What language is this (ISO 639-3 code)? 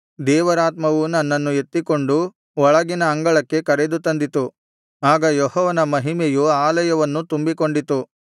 kan